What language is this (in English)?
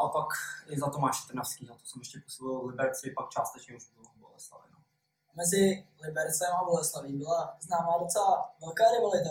Czech